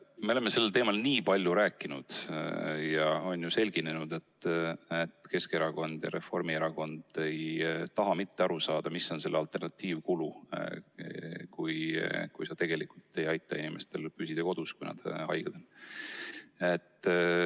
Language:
Estonian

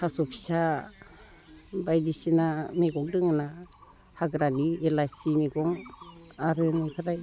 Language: Bodo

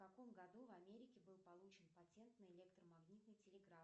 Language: Russian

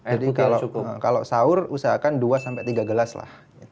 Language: Indonesian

